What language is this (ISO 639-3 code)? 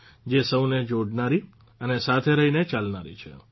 guj